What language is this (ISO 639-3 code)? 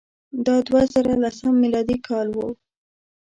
pus